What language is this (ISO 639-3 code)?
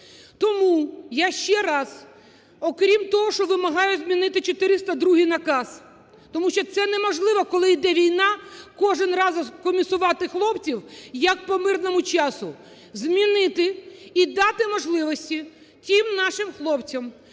ukr